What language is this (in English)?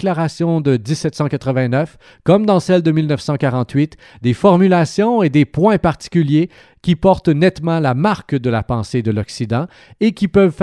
French